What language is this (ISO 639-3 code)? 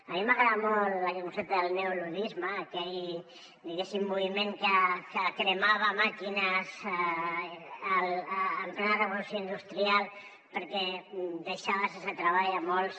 cat